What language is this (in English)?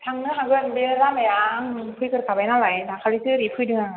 Bodo